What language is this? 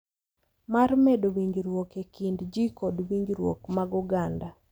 Luo (Kenya and Tanzania)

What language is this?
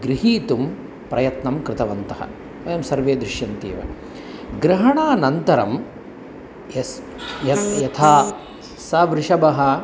Sanskrit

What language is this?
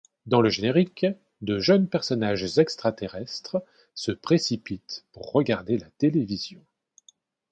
French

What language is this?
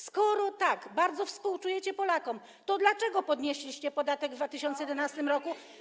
Polish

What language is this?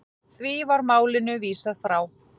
Icelandic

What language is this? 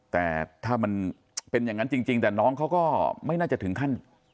Thai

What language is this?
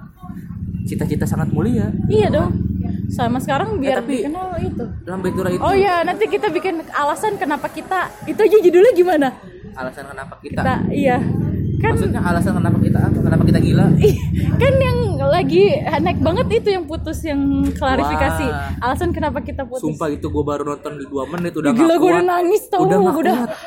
Indonesian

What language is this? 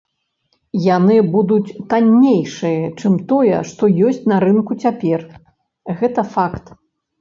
Belarusian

